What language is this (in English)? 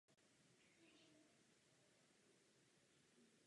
Czech